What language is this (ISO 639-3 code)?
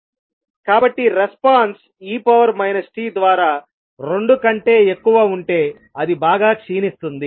tel